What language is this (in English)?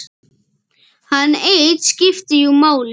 Icelandic